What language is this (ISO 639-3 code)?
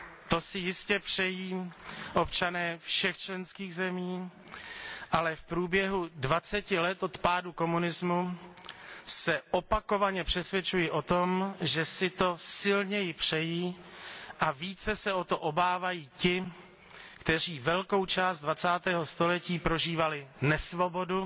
ces